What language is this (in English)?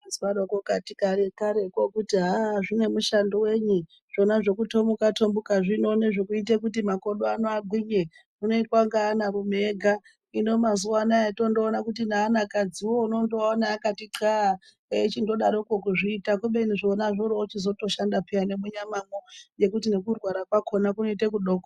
Ndau